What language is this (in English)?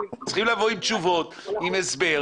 Hebrew